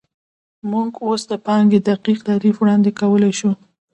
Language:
Pashto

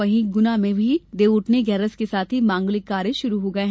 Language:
Hindi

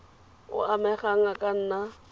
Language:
Tswana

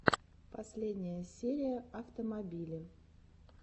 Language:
Russian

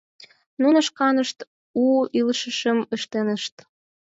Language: Mari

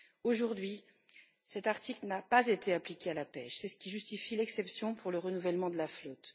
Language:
French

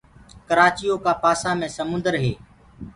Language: Gurgula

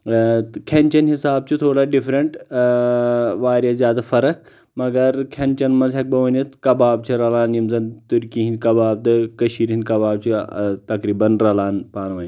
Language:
Kashmiri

